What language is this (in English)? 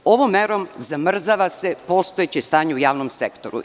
Serbian